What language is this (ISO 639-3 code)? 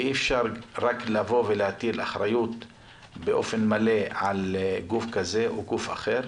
heb